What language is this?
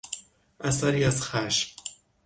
Persian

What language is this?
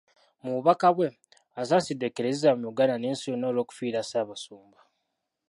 Ganda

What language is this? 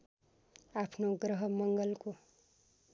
Nepali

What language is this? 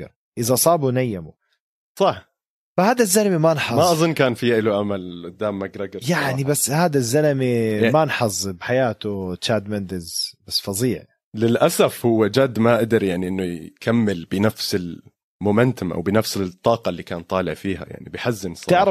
Arabic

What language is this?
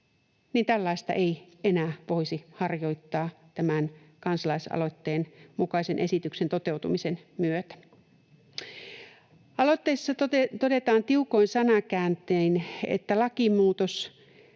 Finnish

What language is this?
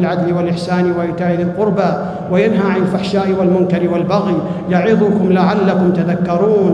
Arabic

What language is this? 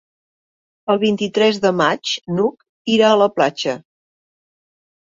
Catalan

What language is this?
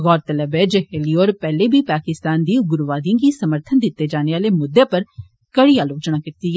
Dogri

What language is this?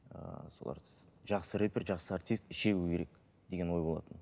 Kazakh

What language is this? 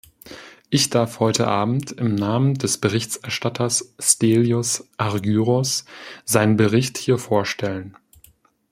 German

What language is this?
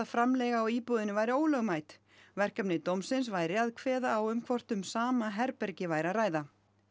Icelandic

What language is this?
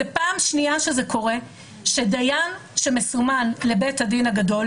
Hebrew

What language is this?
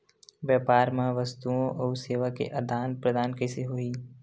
Chhattisgarhi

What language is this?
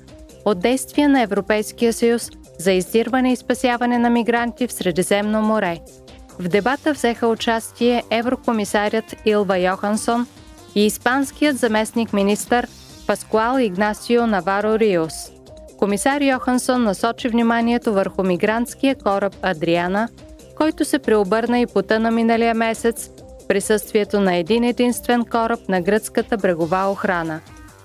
Bulgarian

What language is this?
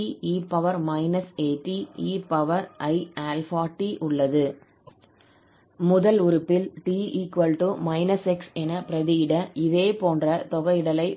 Tamil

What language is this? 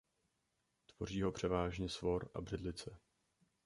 Czech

